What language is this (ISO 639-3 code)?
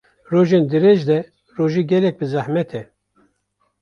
kur